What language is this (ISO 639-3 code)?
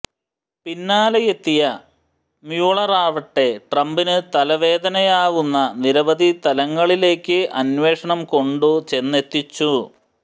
mal